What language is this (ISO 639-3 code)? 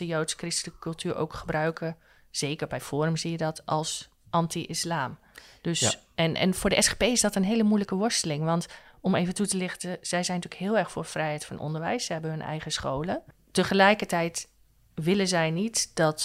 nld